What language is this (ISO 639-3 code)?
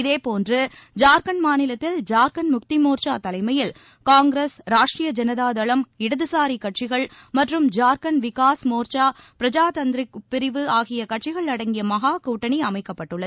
tam